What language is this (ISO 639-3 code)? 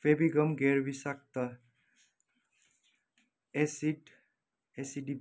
nep